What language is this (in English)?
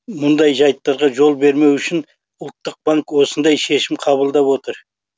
Kazakh